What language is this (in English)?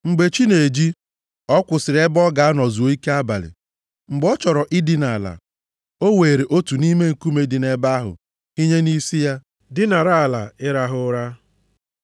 Igbo